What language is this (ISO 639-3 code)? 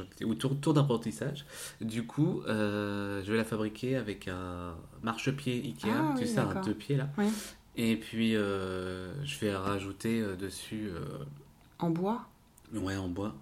fra